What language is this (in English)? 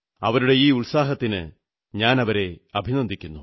Malayalam